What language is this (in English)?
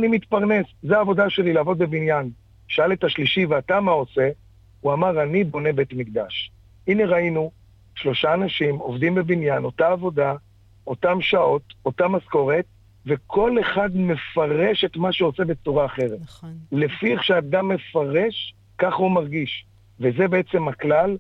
Hebrew